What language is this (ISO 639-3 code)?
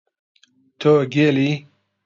ckb